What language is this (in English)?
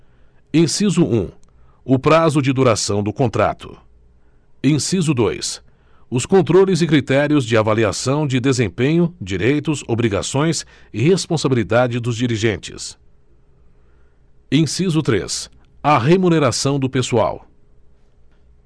Portuguese